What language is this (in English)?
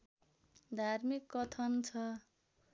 Nepali